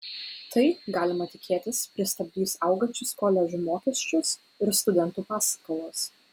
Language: Lithuanian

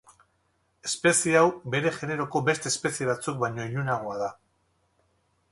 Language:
Basque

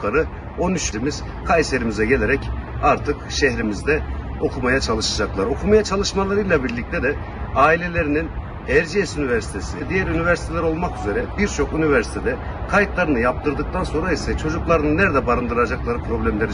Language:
Turkish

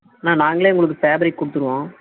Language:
Tamil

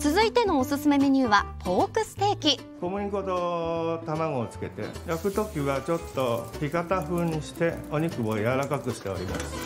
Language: Japanese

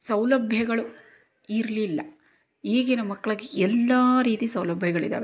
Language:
Kannada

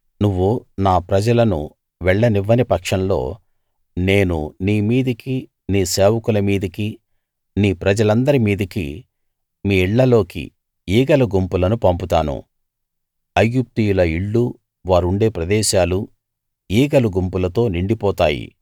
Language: Telugu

